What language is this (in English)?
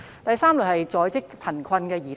Cantonese